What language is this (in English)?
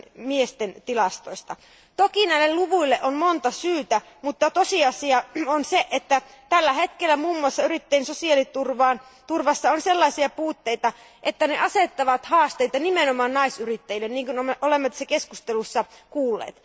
Finnish